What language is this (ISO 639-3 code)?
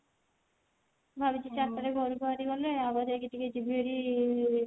ori